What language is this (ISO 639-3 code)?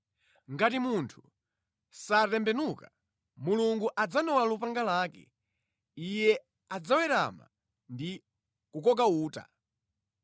nya